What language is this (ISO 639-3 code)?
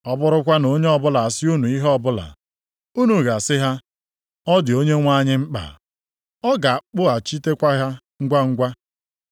ibo